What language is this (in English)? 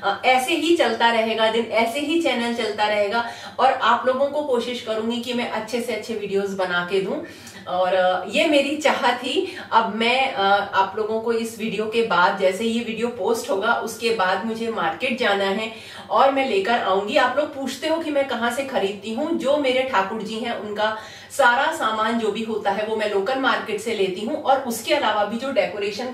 Hindi